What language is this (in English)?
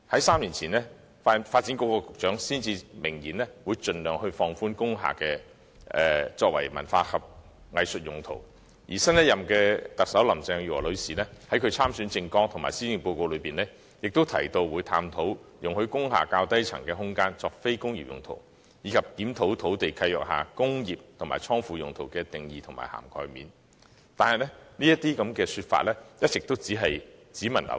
Cantonese